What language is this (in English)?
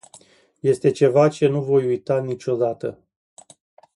Romanian